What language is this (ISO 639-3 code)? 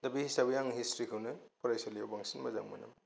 brx